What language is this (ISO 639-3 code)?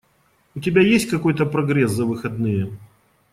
rus